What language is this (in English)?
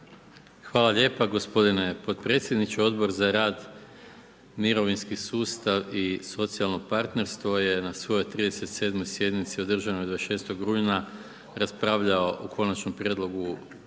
Croatian